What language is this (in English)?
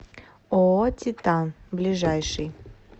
Russian